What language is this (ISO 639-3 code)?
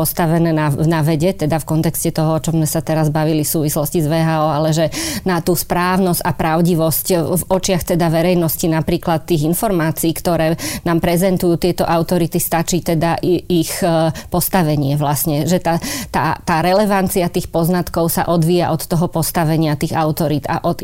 slk